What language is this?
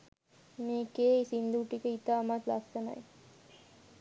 Sinhala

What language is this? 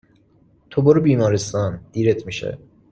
Persian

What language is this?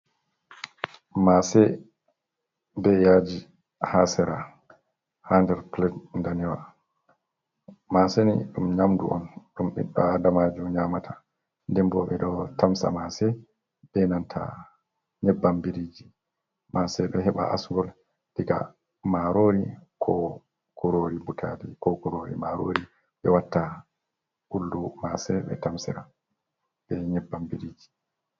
Fula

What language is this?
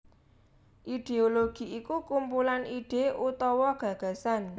Javanese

